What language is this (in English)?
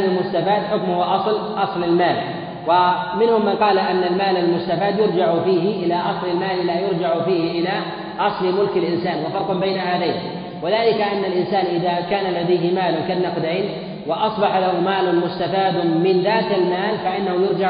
Arabic